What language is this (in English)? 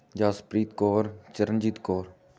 Punjabi